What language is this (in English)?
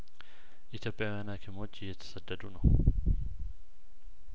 Amharic